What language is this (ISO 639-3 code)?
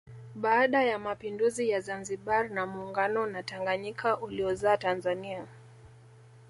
swa